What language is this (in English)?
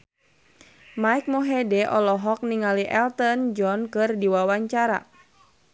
Sundanese